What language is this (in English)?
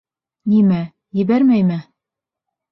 Bashkir